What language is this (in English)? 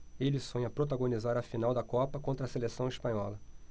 Portuguese